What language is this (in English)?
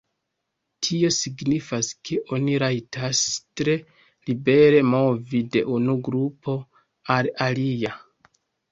Esperanto